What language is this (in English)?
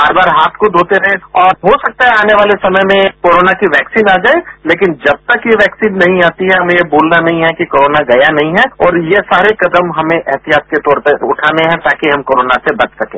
Hindi